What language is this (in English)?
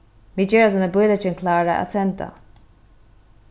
Faroese